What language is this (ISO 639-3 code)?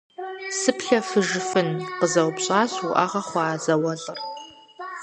kbd